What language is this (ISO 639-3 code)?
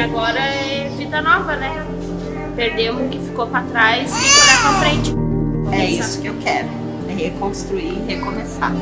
por